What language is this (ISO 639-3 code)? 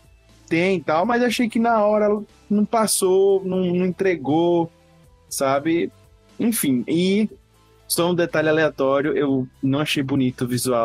por